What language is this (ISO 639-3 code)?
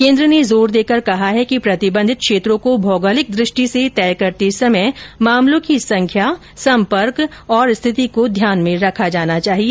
hin